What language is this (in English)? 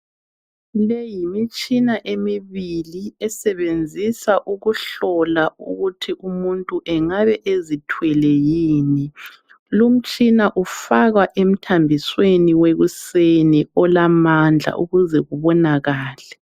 North Ndebele